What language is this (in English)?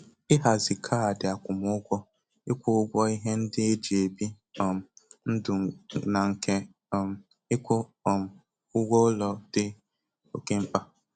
Igbo